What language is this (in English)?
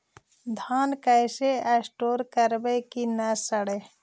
Magahi